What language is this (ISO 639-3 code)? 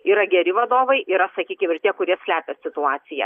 lit